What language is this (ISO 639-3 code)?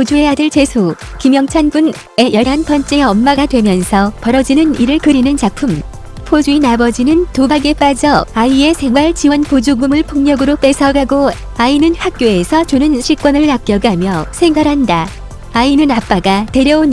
kor